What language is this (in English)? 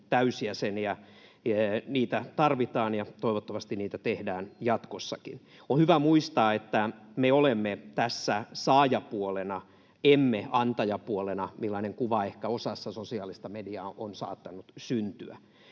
Finnish